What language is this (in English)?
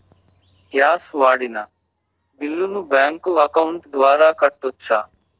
Telugu